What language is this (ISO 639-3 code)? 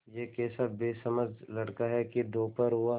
hin